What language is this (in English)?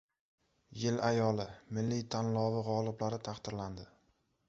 Uzbek